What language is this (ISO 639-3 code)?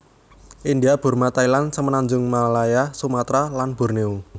jav